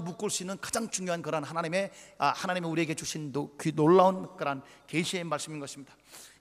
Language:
Korean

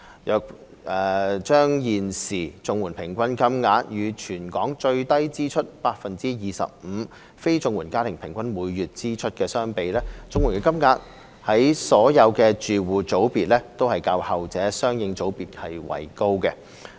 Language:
Cantonese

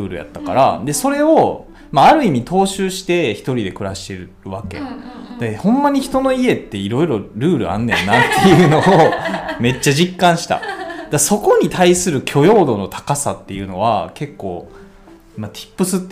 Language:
Japanese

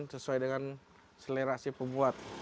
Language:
Indonesian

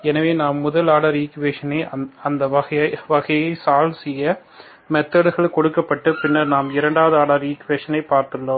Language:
Tamil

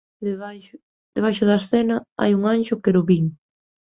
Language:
Galician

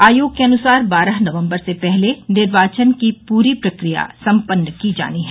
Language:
Hindi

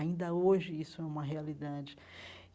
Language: Portuguese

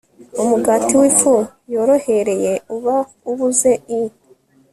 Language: Kinyarwanda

